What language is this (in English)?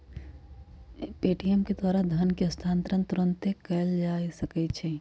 Magahi